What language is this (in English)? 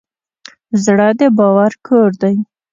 Pashto